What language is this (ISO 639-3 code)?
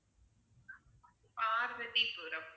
tam